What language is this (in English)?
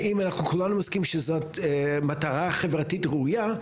Hebrew